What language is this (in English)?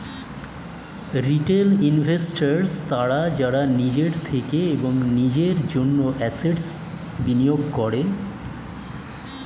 Bangla